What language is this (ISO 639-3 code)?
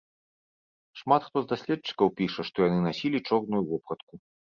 bel